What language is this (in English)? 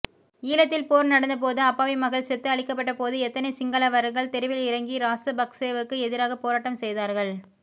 Tamil